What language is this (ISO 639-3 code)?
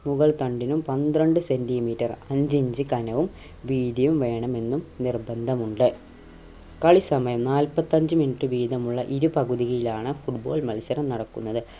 mal